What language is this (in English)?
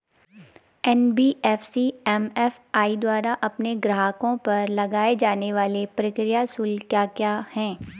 Hindi